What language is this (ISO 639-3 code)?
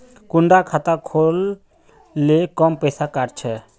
mag